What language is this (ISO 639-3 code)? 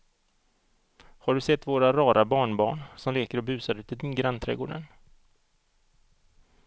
swe